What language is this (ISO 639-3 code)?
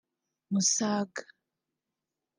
kin